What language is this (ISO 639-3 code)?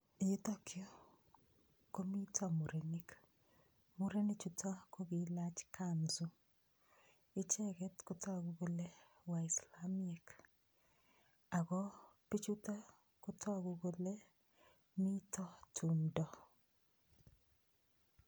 kln